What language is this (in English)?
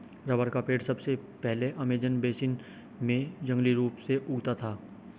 Hindi